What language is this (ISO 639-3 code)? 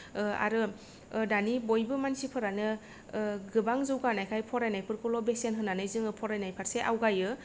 brx